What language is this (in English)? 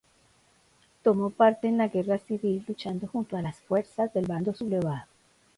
Spanish